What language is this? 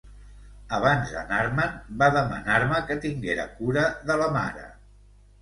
Catalan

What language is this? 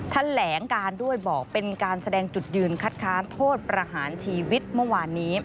Thai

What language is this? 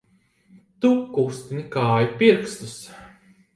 Latvian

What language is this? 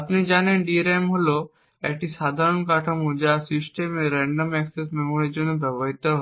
Bangla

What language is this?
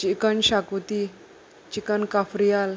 Konkani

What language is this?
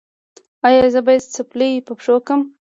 Pashto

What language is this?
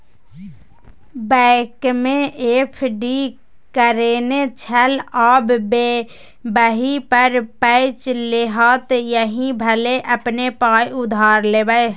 Maithili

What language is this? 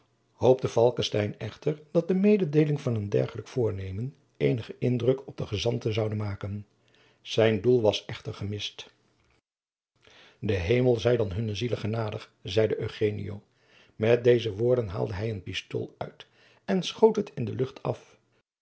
Dutch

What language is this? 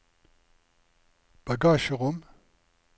Norwegian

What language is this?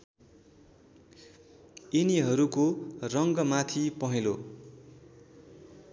Nepali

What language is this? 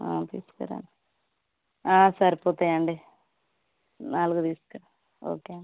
Telugu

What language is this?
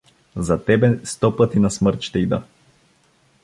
Bulgarian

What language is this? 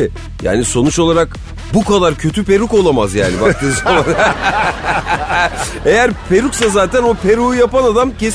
Turkish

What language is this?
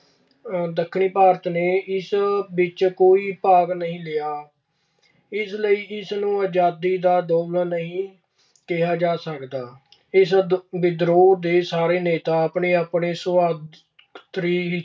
Punjabi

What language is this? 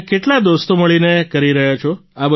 Gujarati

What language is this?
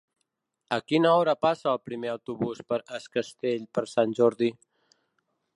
Catalan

